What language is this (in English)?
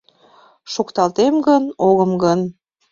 Mari